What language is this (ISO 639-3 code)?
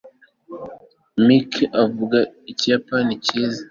kin